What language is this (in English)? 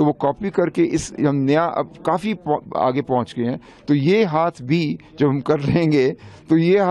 Dutch